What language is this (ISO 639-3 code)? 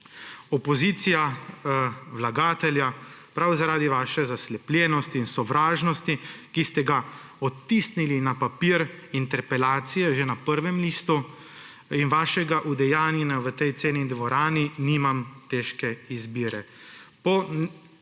slv